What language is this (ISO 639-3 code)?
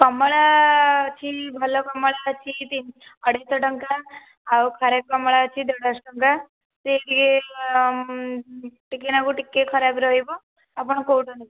ori